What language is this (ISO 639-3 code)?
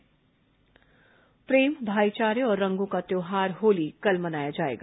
hin